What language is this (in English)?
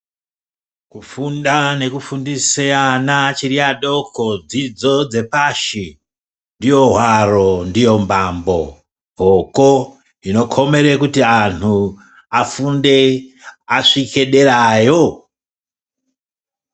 Ndau